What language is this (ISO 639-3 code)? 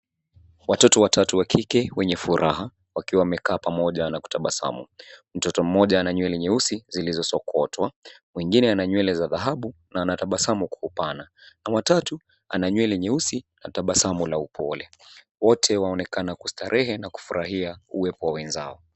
swa